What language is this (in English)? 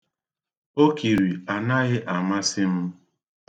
Igbo